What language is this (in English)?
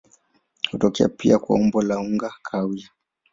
Swahili